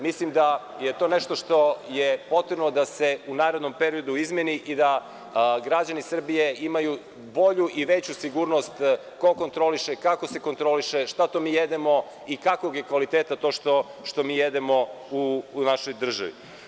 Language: Serbian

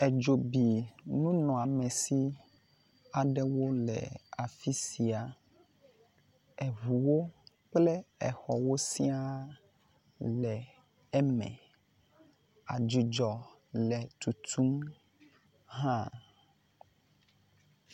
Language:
Ewe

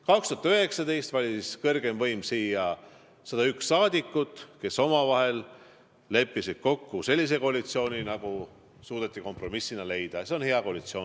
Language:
Estonian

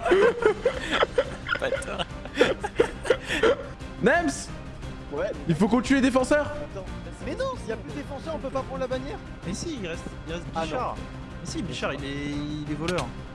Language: French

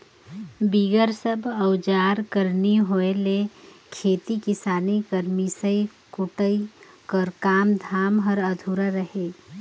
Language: Chhattisgarhi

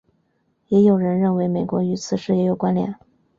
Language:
Chinese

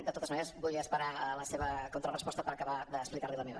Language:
Catalan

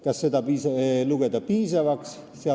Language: Estonian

